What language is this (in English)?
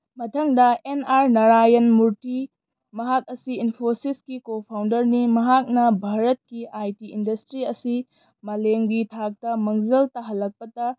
Manipuri